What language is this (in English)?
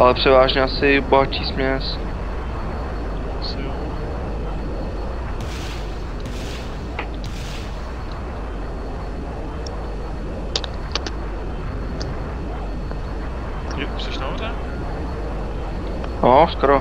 Czech